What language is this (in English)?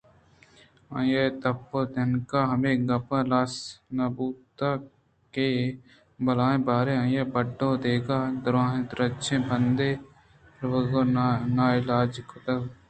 Eastern Balochi